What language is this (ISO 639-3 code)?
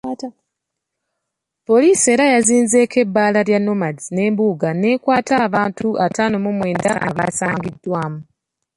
lug